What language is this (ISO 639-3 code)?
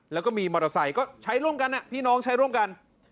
tha